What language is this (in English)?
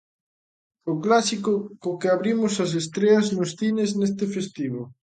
Galician